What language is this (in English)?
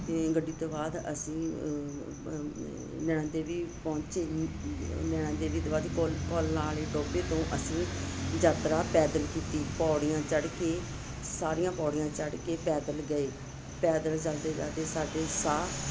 Punjabi